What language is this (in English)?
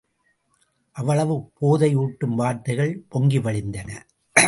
Tamil